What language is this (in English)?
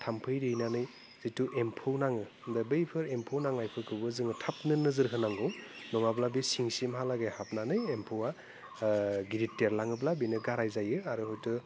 Bodo